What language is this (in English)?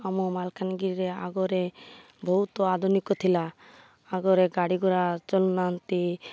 Odia